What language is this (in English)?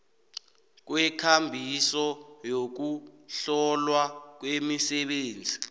South Ndebele